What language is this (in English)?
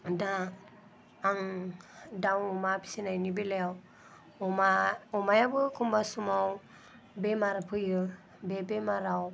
Bodo